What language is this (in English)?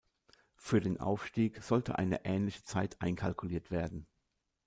German